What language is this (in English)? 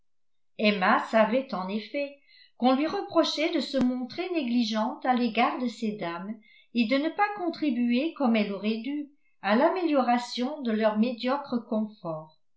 French